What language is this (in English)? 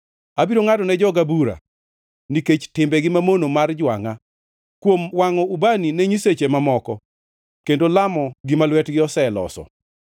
Luo (Kenya and Tanzania)